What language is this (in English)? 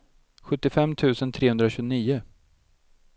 Swedish